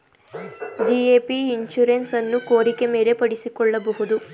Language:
Kannada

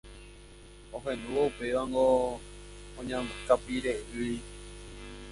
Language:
Guarani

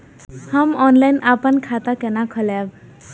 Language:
Maithili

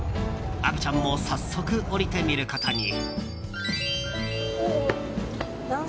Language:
Japanese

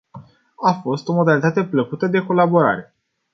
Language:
Romanian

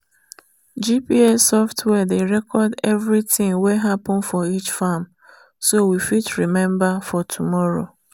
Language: Nigerian Pidgin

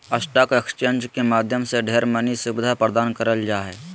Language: Magahi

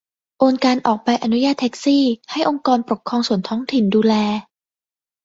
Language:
Thai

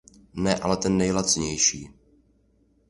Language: Czech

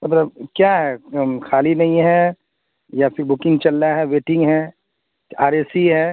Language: Urdu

